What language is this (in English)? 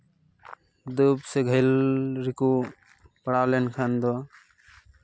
Santali